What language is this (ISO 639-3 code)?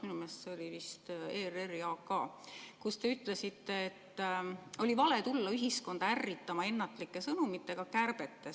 est